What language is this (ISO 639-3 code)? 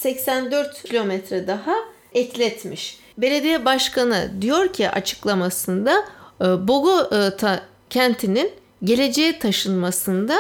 tur